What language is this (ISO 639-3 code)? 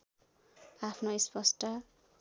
nep